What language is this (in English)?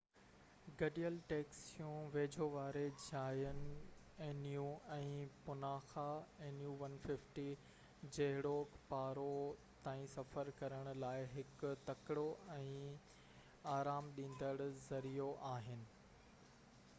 Sindhi